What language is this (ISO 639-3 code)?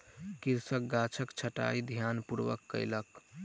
mai